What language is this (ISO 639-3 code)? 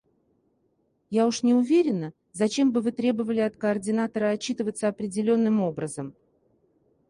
rus